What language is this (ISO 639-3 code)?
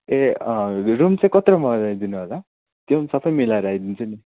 nep